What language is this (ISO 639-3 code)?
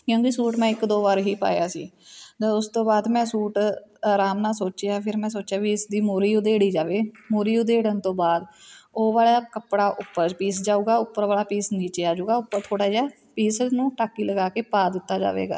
pan